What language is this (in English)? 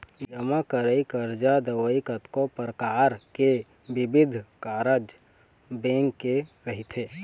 Chhattisgarhi